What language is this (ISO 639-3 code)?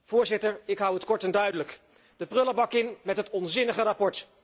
nld